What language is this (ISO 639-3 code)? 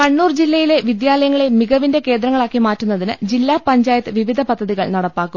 mal